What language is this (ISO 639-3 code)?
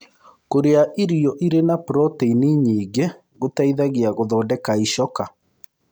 kik